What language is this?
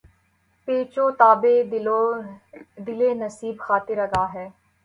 Urdu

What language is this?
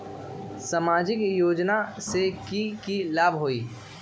Magahi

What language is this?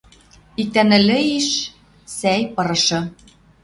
Western Mari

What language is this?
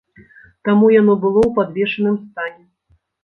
Belarusian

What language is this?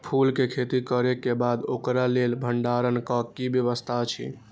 Maithili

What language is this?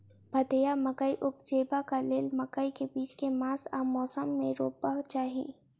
Maithili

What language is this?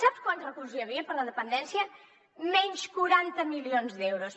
Catalan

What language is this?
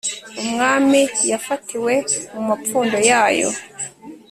Kinyarwanda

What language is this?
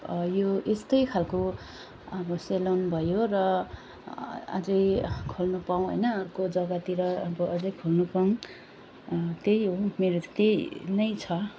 Nepali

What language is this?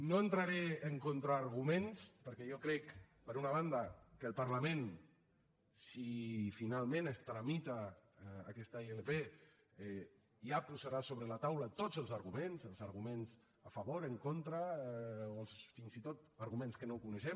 Catalan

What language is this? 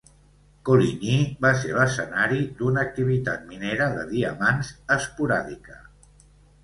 Catalan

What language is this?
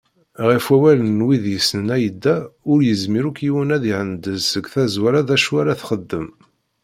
Kabyle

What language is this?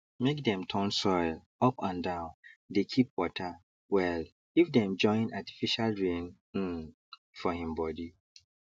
Nigerian Pidgin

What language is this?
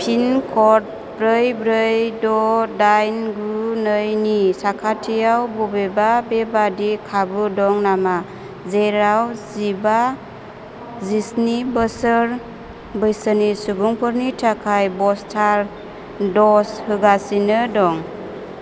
Bodo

